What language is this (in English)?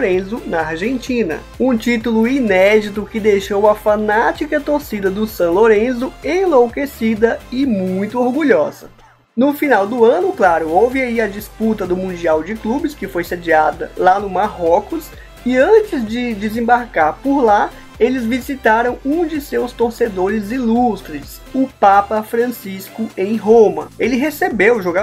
Portuguese